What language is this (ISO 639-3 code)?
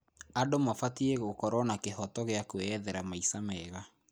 kik